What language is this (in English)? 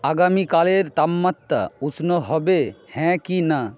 Bangla